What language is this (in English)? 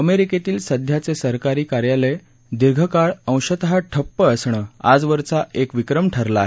Marathi